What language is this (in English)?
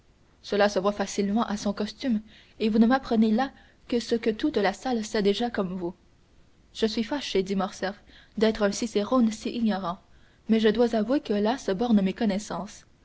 French